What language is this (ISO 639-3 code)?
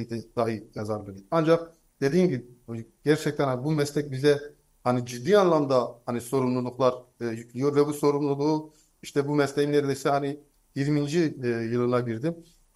tur